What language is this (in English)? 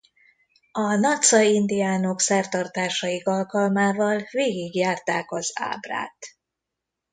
Hungarian